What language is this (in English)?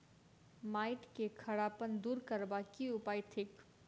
Maithili